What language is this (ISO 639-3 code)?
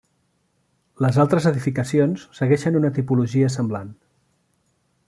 cat